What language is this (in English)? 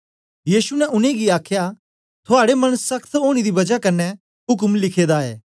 Dogri